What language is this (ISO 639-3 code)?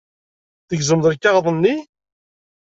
kab